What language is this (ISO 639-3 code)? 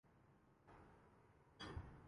urd